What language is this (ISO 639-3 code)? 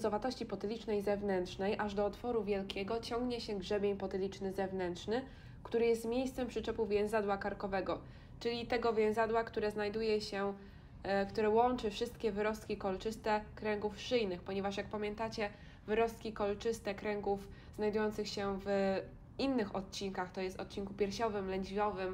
pol